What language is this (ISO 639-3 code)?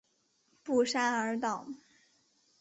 zho